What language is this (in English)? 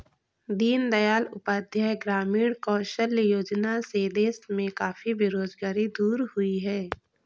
Hindi